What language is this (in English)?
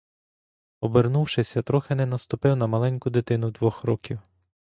Ukrainian